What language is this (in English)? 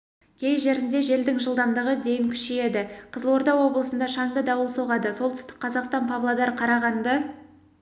Kazakh